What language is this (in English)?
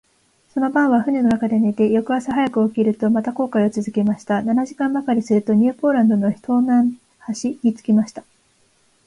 Japanese